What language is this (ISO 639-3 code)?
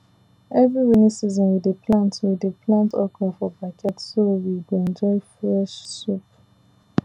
pcm